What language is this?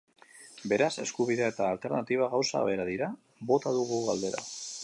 Basque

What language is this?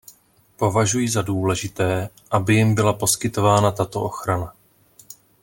Czech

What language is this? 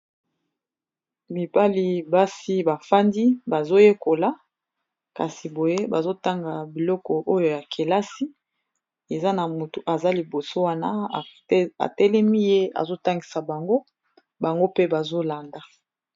Lingala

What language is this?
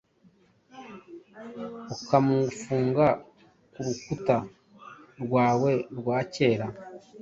Kinyarwanda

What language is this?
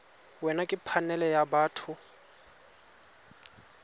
Tswana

